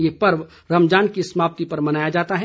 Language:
Hindi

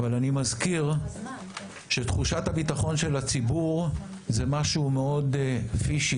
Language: Hebrew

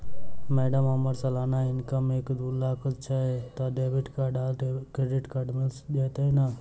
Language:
Maithili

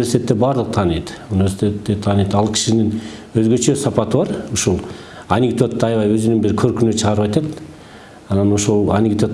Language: Turkish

